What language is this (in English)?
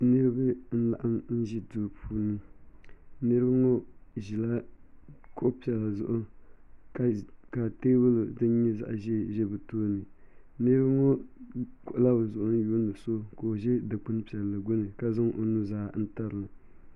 Dagbani